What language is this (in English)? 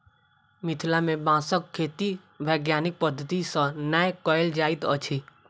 Maithili